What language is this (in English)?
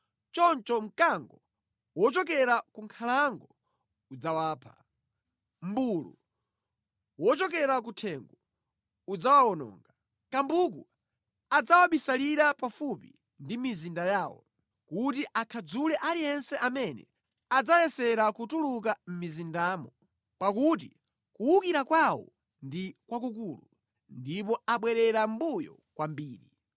Nyanja